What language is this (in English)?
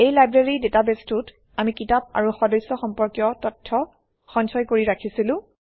Assamese